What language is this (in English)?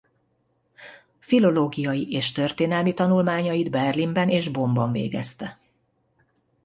Hungarian